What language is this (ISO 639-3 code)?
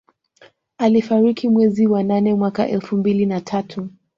swa